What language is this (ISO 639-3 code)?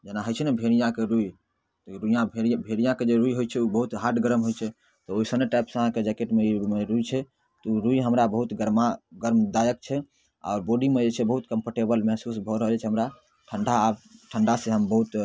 mai